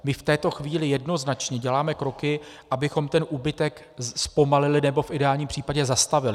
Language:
Czech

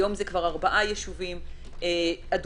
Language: Hebrew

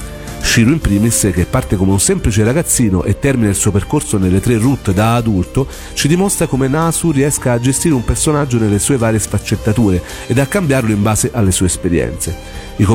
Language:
Italian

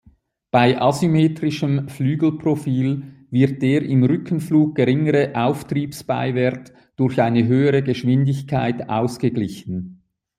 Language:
German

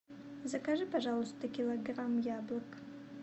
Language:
Russian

